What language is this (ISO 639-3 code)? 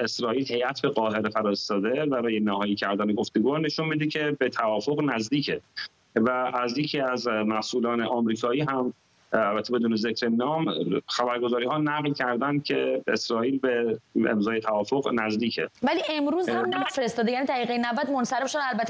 fas